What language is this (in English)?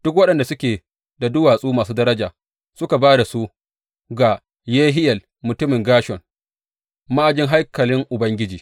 Hausa